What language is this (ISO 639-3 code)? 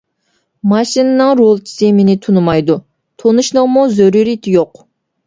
uig